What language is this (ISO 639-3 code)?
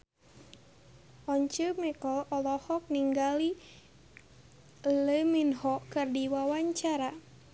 sun